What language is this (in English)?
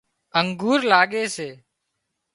Wadiyara Koli